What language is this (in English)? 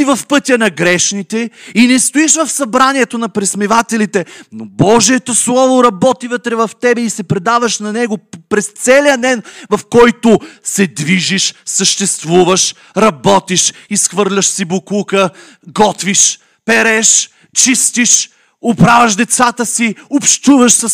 Bulgarian